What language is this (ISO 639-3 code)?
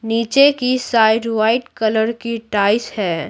hin